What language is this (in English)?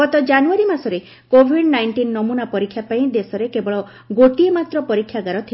Odia